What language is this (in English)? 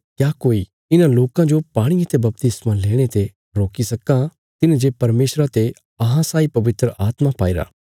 Bilaspuri